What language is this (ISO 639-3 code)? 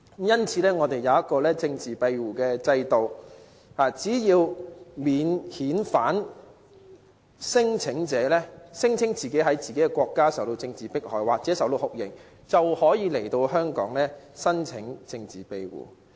yue